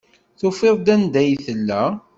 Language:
Kabyle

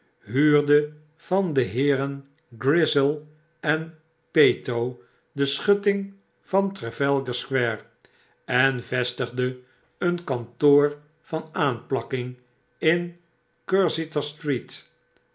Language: Dutch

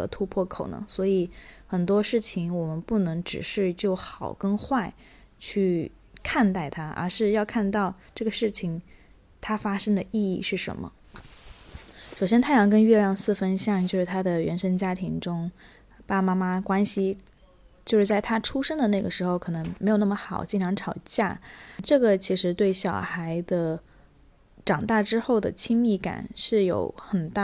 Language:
Chinese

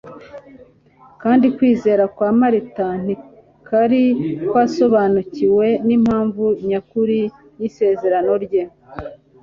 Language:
Kinyarwanda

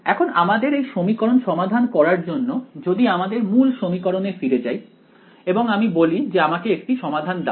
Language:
Bangla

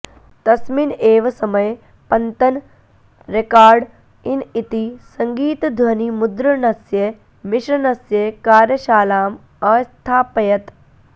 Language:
Sanskrit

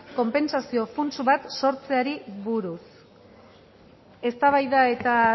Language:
Basque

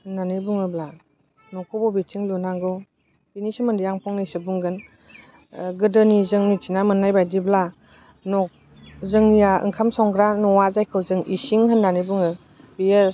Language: Bodo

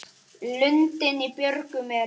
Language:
Icelandic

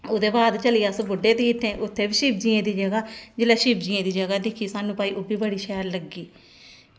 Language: Dogri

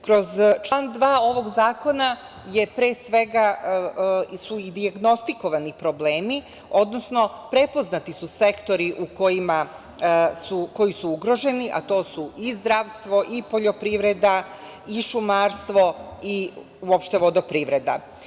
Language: Serbian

